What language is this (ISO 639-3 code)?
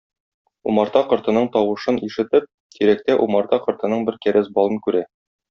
tat